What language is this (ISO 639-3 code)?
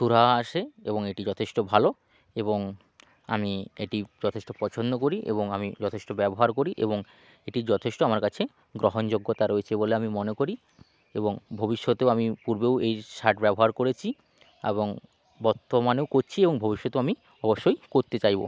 ben